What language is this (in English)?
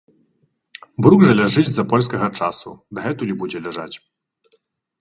Belarusian